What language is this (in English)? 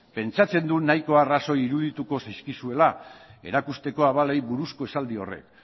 Basque